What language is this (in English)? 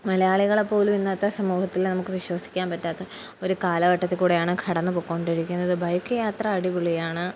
Malayalam